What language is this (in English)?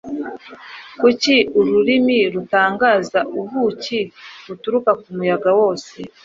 Kinyarwanda